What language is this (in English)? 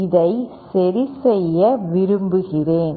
Tamil